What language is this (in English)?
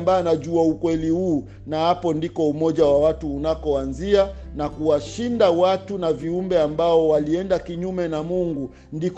Swahili